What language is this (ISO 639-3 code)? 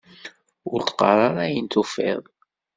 kab